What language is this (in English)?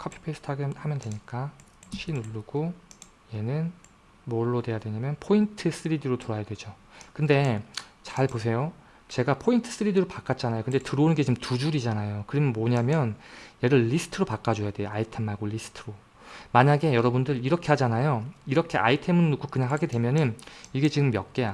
Korean